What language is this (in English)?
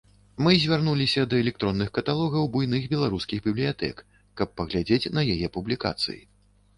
Belarusian